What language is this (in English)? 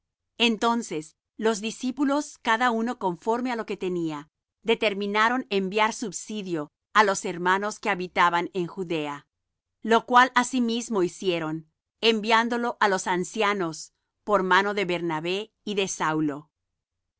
Spanish